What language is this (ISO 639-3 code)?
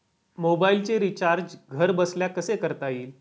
mar